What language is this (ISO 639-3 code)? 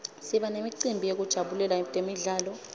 ssw